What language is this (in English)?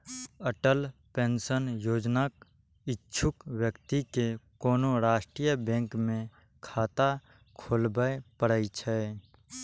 Maithili